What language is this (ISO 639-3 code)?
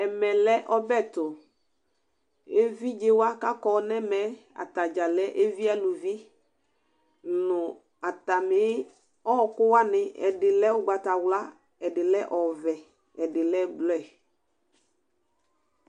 kpo